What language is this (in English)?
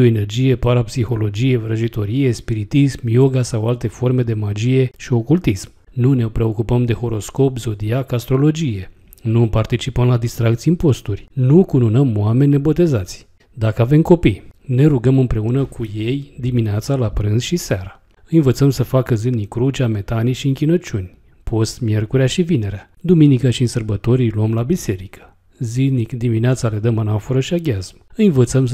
Romanian